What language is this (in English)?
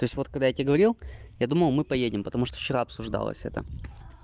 Russian